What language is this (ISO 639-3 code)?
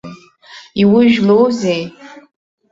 abk